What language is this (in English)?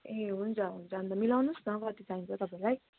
Nepali